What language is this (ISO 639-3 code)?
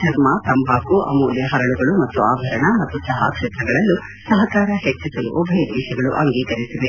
kan